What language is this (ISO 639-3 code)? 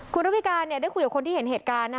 tha